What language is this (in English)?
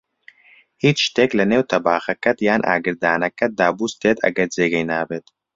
Central Kurdish